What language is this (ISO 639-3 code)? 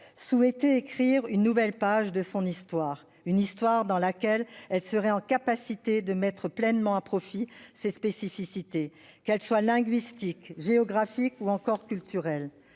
fra